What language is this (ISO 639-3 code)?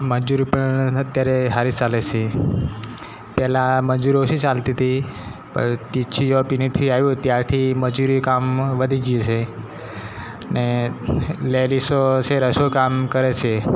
guj